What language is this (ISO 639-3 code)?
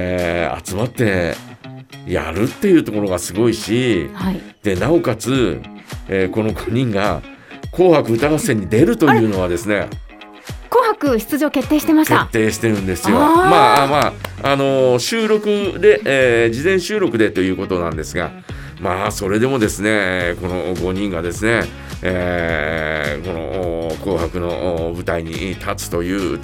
jpn